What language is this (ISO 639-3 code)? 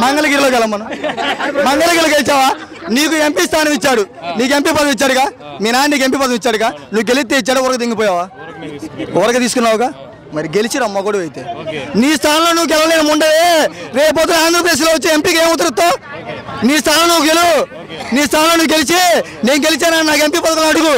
tel